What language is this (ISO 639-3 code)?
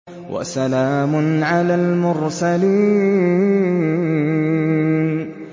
ara